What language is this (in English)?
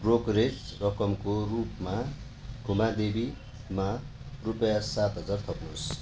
Nepali